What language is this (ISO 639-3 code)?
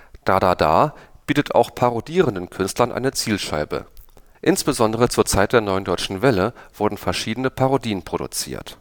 deu